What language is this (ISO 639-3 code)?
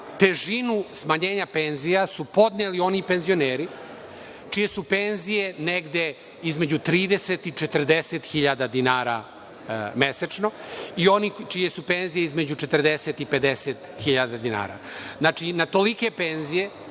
srp